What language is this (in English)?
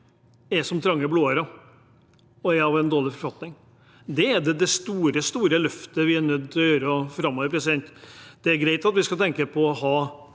Norwegian